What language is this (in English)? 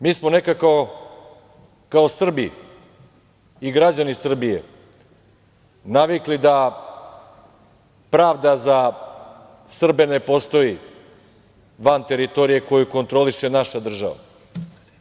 Serbian